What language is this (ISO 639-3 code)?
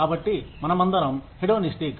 tel